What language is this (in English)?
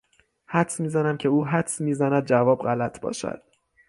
Persian